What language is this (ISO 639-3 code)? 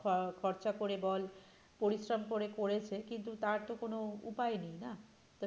ben